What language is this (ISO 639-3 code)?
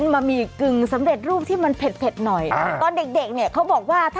tha